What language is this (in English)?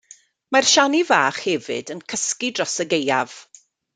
Welsh